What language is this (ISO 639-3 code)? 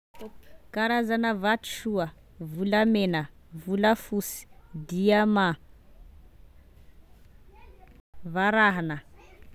tkg